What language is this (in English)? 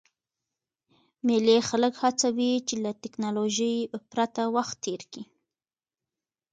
Pashto